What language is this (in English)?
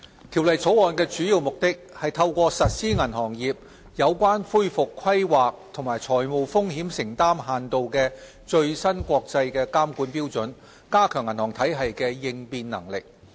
Cantonese